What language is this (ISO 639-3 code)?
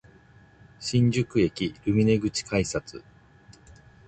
jpn